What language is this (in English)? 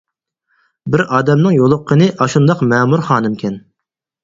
Uyghur